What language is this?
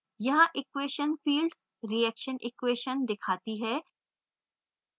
Hindi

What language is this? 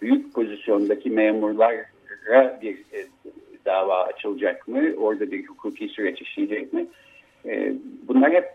Turkish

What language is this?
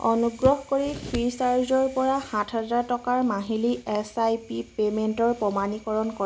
Assamese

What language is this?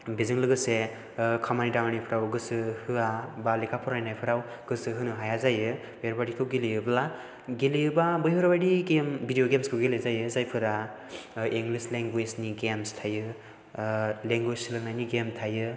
Bodo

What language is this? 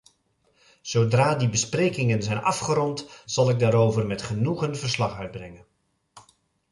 Dutch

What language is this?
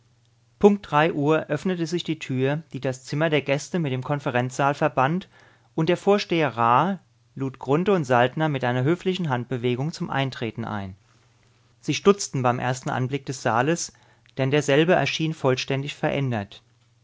German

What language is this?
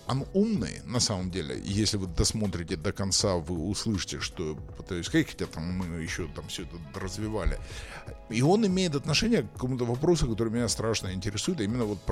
Russian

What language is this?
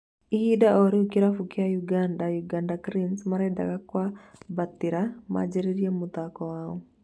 Kikuyu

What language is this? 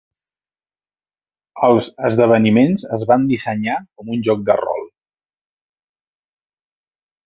Catalan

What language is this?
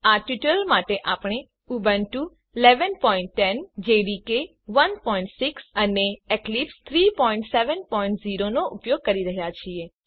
Gujarati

